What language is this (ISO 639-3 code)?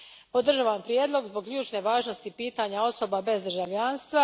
hrv